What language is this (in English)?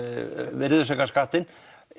Icelandic